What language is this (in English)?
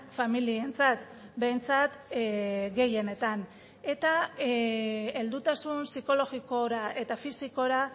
Basque